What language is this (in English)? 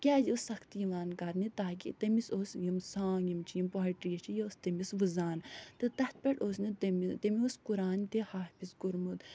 Kashmiri